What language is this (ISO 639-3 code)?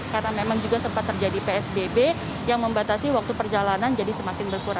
ind